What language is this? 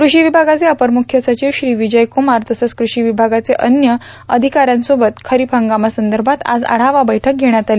Marathi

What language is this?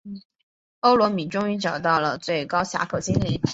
Chinese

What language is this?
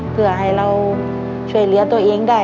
Thai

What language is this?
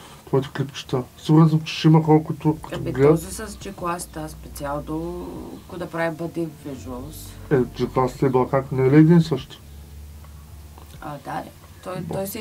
Bulgarian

